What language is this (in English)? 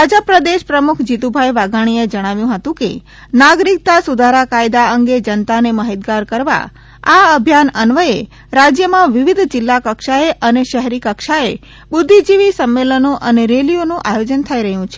Gujarati